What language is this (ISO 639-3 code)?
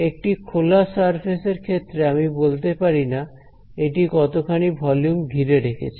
ben